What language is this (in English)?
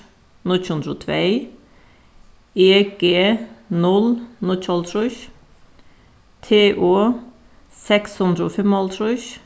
Faroese